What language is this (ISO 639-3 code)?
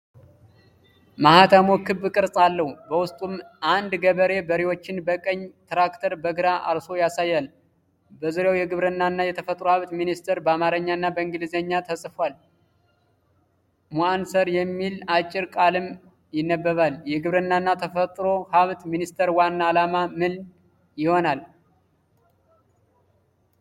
amh